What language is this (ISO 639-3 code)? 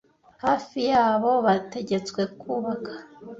kin